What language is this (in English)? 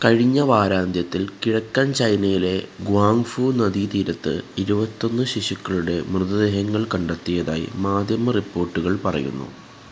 Malayalam